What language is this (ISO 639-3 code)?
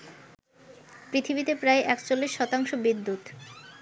ben